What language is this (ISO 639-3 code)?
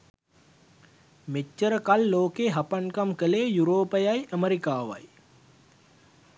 sin